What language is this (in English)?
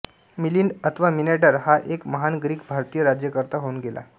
Marathi